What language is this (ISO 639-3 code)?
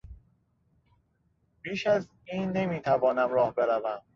fas